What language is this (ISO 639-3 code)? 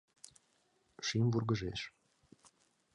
chm